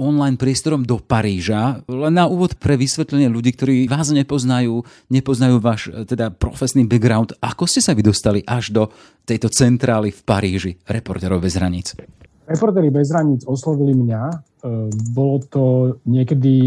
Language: Slovak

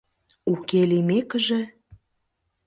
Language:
Mari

